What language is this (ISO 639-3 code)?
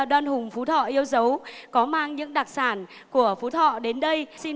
vie